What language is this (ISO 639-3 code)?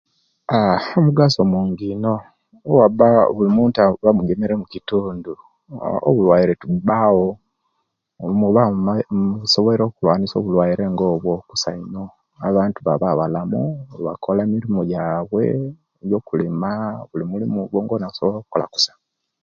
lke